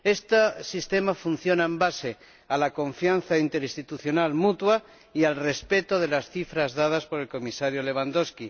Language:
Spanish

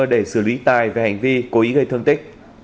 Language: Vietnamese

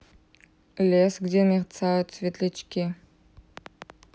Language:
Russian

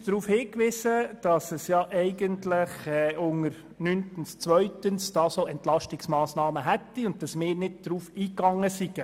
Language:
Swiss German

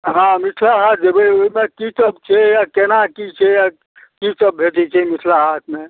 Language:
Maithili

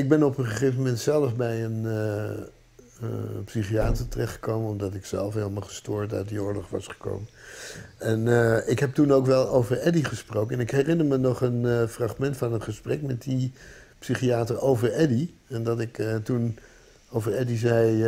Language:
Dutch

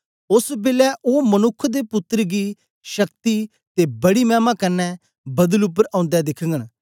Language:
Dogri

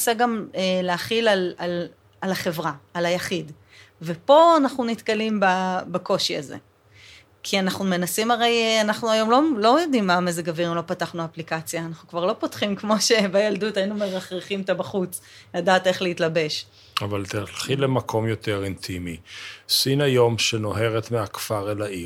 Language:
Hebrew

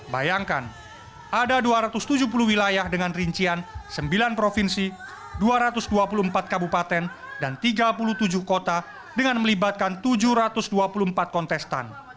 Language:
Indonesian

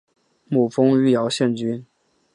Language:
Chinese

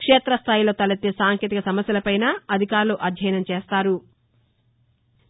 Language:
Telugu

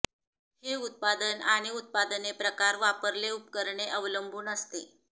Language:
Marathi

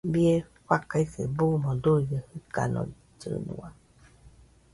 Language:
Nüpode Huitoto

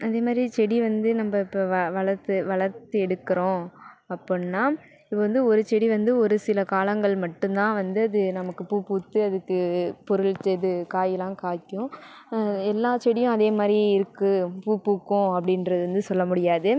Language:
Tamil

